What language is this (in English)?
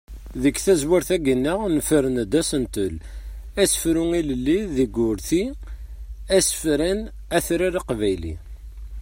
Kabyle